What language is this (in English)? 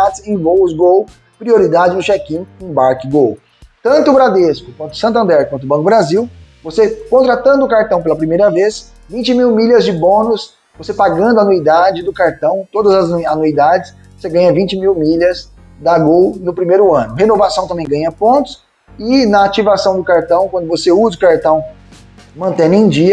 Portuguese